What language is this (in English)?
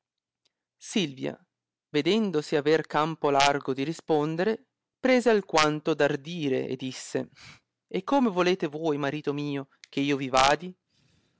Italian